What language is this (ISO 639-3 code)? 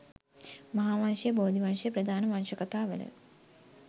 sin